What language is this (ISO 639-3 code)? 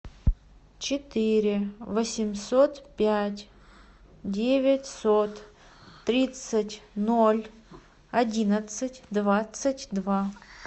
rus